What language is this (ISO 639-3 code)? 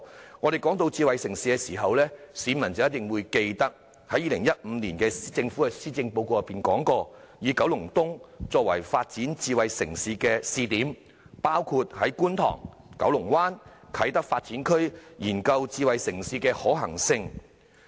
yue